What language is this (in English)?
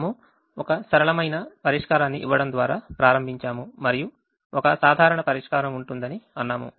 Telugu